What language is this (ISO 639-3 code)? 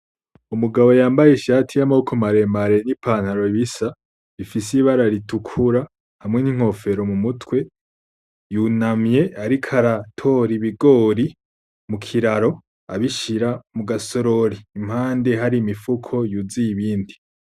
run